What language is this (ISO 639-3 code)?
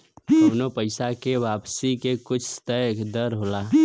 bho